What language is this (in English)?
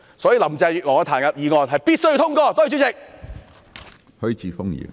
Cantonese